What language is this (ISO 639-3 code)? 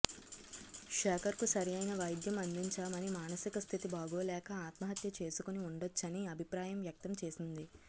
tel